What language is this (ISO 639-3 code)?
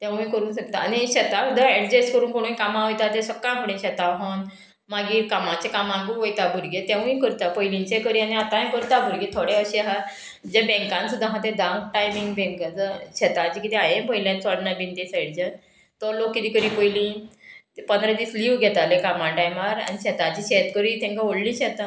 kok